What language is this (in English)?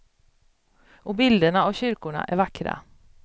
Swedish